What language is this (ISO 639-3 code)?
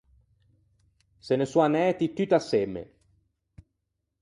lij